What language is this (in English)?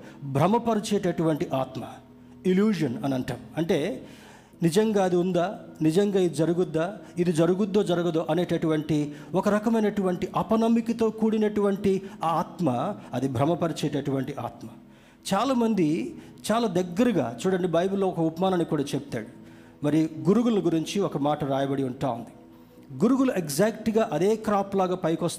Telugu